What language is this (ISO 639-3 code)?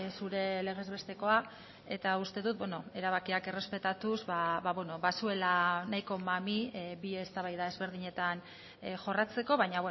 eus